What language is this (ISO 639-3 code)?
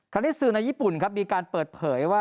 tha